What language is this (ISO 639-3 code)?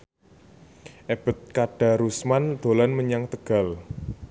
jav